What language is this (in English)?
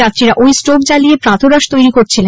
Bangla